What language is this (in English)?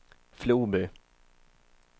Swedish